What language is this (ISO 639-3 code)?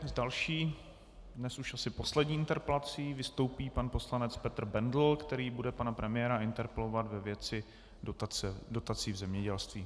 ces